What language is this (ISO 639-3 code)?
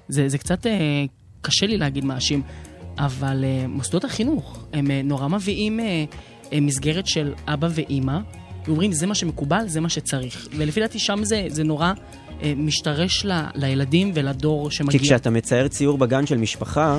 heb